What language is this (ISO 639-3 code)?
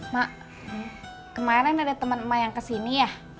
ind